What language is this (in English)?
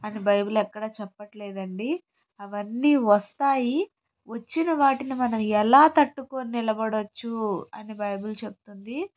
Telugu